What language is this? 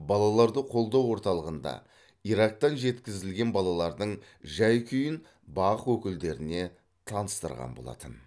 Kazakh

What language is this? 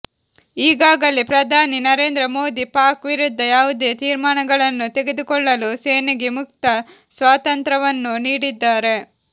Kannada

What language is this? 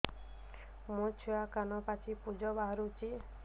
Odia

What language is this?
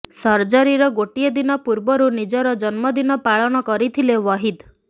Odia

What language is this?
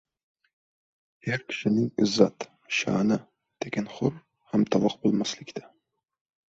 Uzbek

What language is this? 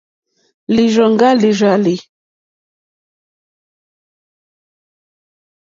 Mokpwe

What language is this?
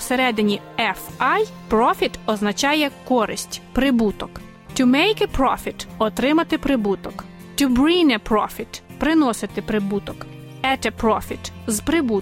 Ukrainian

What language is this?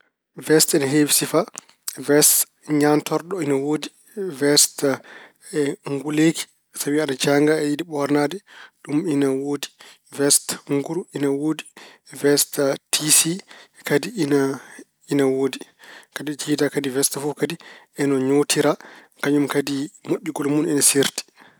Fula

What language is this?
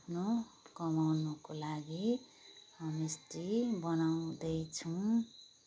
Nepali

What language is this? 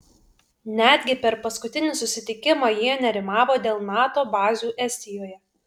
Lithuanian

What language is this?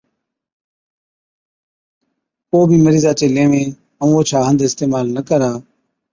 Od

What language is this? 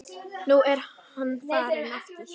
Icelandic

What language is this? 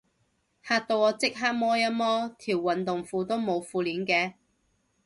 Cantonese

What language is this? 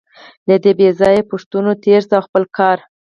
Pashto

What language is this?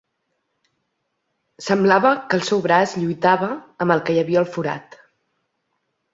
Catalan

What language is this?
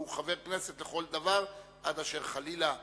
Hebrew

